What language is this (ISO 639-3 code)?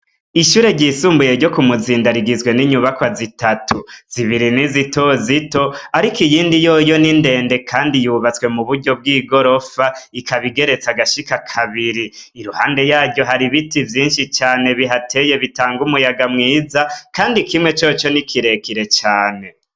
run